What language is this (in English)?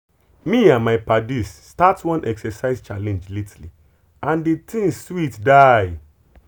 Nigerian Pidgin